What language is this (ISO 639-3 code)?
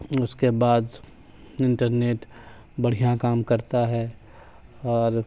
urd